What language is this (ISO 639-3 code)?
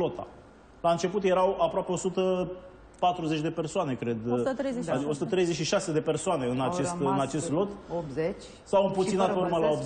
ron